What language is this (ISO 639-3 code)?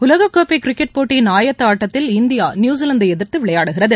tam